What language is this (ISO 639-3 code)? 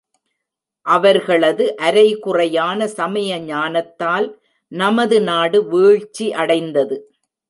tam